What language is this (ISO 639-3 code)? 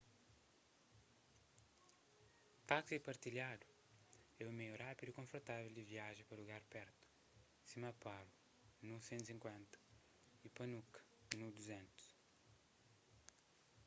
kea